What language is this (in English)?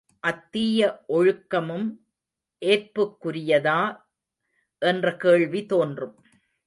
Tamil